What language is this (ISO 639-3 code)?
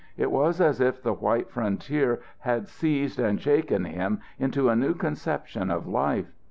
eng